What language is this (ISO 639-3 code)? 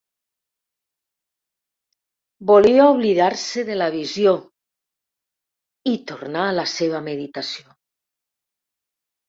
cat